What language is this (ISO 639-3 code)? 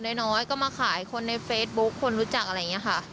tha